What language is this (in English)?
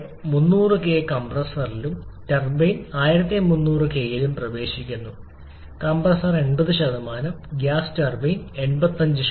Malayalam